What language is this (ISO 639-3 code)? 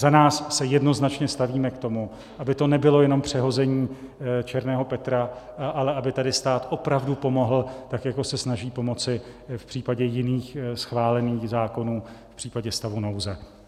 ces